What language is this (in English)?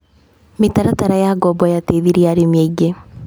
Kikuyu